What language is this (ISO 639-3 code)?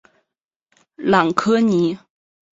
zho